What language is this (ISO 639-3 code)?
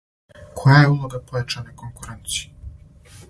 srp